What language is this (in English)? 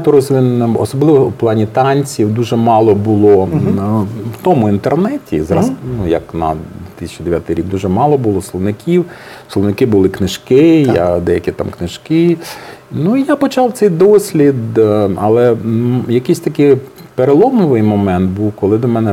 Ukrainian